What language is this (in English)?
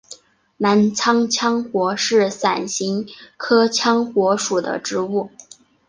Chinese